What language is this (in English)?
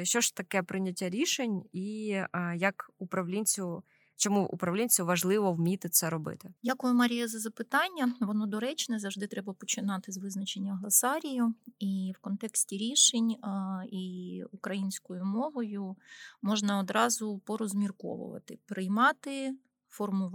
Ukrainian